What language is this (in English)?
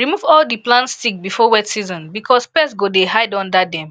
Nigerian Pidgin